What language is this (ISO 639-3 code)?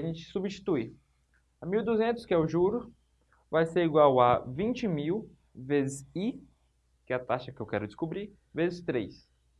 por